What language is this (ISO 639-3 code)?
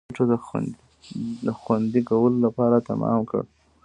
pus